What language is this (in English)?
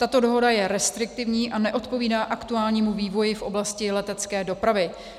Czech